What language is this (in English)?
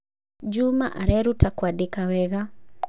Kikuyu